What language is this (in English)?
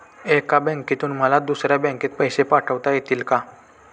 Marathi